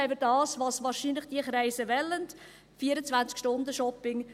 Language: Swiss German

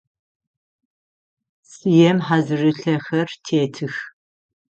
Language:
Adyghe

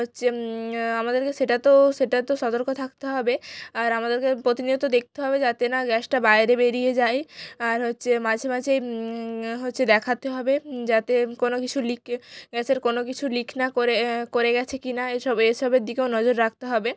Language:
Bangla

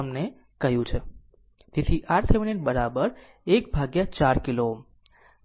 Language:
Gujarati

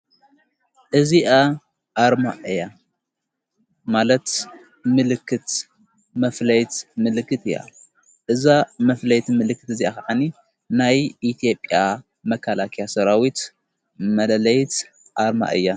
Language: Tigrinya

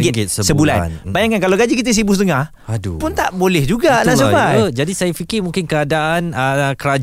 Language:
Malay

